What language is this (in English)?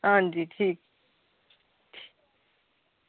Dogri